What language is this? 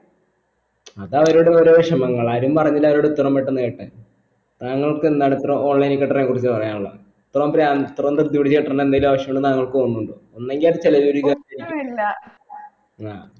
Malayalam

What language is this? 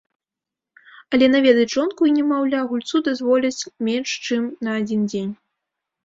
Belarusian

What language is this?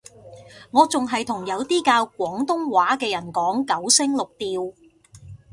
Cantonese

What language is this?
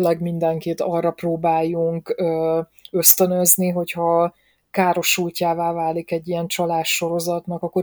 Hungarian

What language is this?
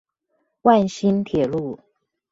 Chinese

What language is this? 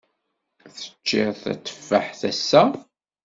Kabyle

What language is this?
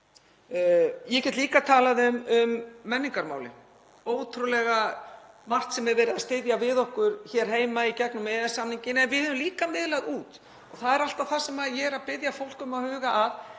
Icelandic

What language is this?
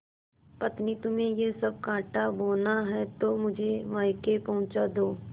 Hindi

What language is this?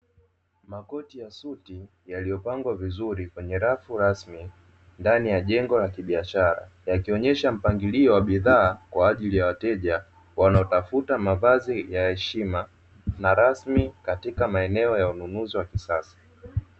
Swahili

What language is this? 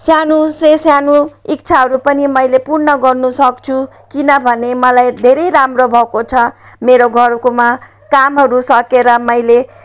Nepali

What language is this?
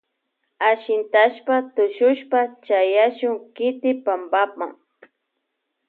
Loja Highland Quichua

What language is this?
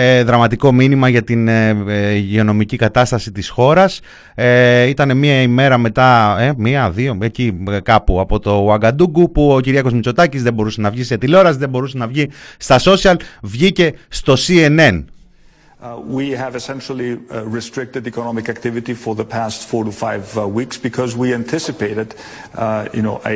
Greek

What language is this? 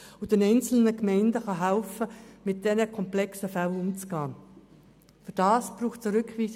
Swiss German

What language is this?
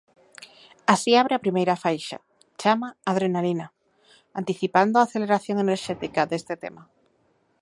Galician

